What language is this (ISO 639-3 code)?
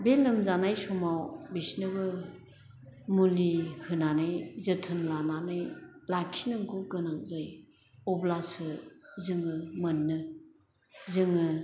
brx